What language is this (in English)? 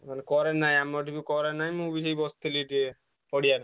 Odia